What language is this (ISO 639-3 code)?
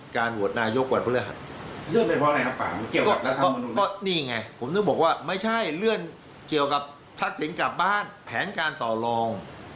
tha